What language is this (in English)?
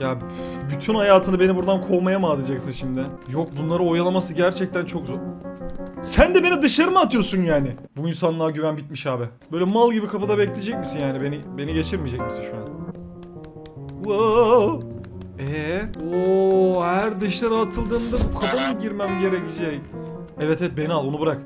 Turkish